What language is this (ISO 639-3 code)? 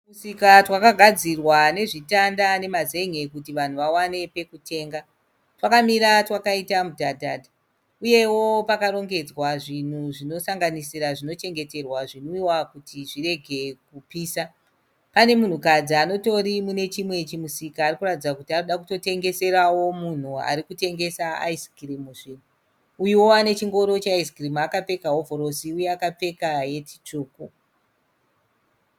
sna